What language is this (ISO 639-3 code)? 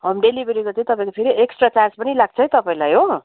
nep